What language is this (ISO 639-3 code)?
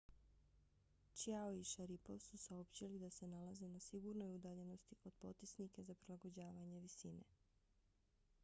bos